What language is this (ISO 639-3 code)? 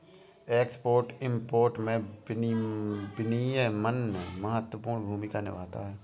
hin